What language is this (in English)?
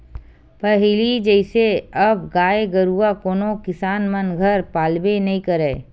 Chhattisgarhi